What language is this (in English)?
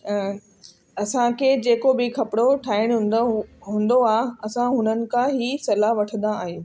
Sindhi